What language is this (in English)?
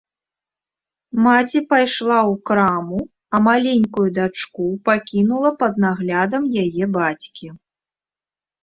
Belarusian